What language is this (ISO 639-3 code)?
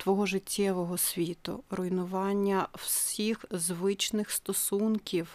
ukr